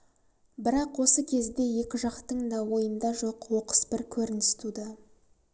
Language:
Kazakh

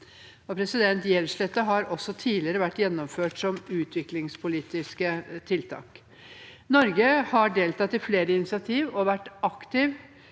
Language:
Norwegian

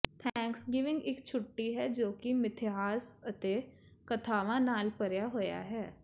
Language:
Punjabi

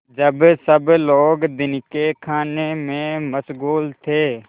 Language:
Hindi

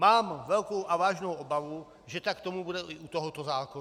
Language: Czech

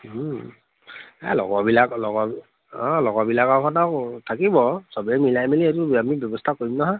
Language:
Assamese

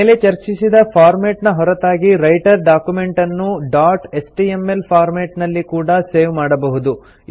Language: Kannada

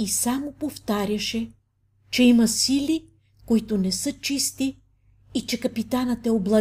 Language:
Bulgarian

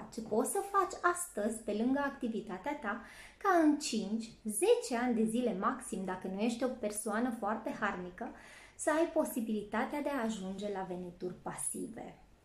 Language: Romanian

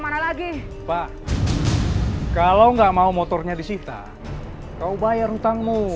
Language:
Indonesian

